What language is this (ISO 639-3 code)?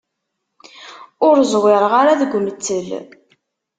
kab